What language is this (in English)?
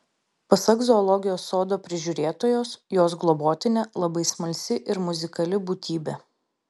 Lithuanian